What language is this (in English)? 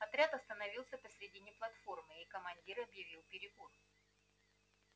Russian